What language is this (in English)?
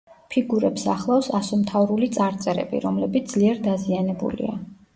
Georgian